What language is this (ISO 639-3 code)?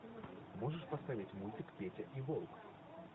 rus